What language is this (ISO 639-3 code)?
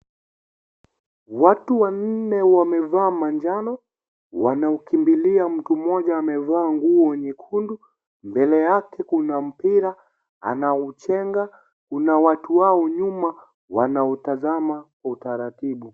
swa